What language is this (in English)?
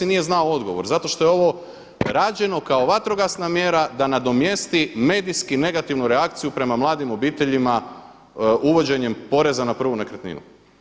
Croatian